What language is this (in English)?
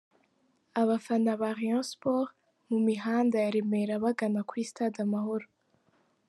Kinyarwanda